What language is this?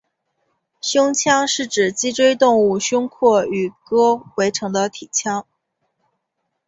Chinese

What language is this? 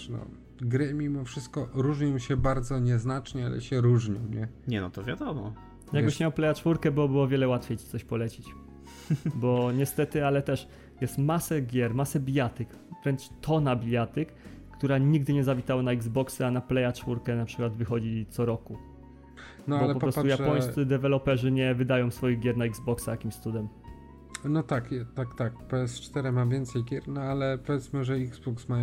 Polish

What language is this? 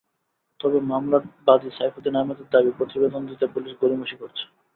Bangla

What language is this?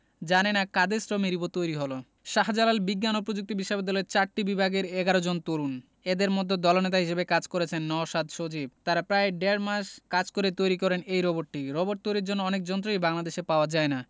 Bangla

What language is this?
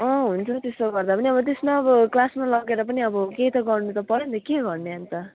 Nepali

